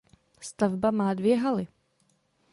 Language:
Czech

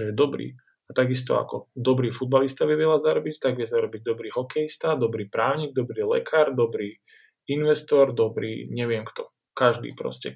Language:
Slovak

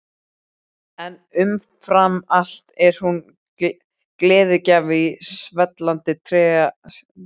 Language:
Icelandic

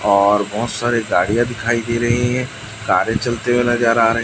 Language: Hindi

